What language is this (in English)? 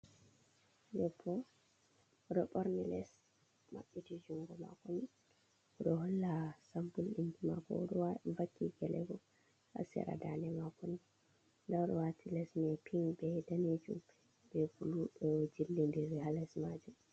Fula